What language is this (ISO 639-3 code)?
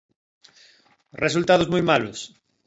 glg